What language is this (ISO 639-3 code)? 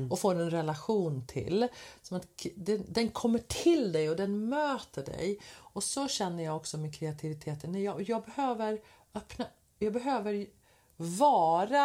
swe